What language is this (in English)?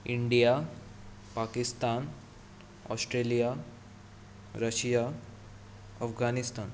Konkani